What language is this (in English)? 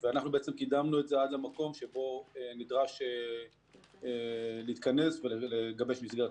Hebrew